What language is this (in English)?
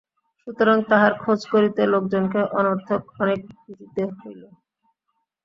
Bangla